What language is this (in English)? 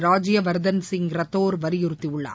Tamil